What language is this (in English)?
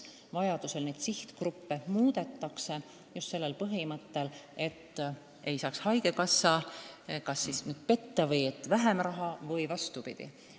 Estonian